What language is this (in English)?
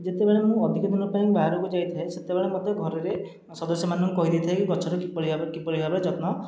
Odia